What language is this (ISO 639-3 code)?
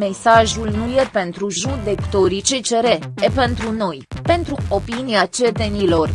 ron